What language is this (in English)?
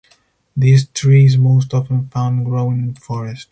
English